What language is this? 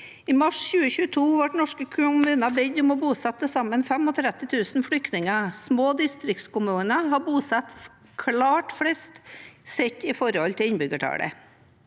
Norwegian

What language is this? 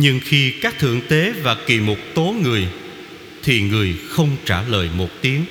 Vietnamese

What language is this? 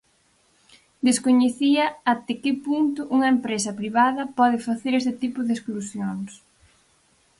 Galician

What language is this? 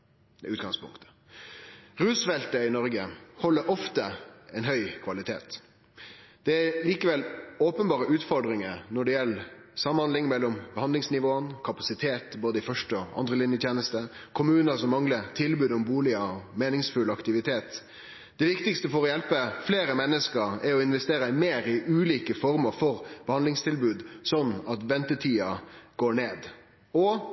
Norwegian Nynorsk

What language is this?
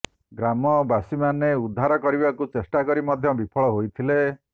Odia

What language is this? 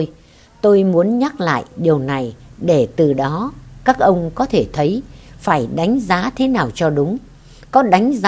Vietnamese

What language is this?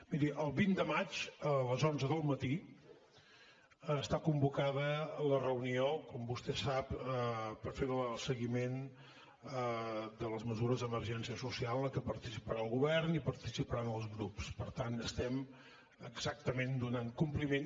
Catalan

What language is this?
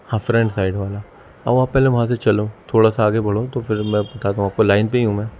Urdu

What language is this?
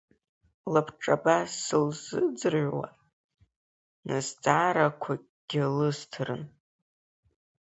Abkhazian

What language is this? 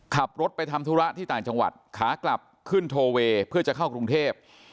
Thai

